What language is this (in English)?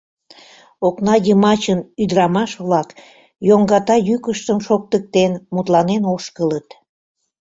Mari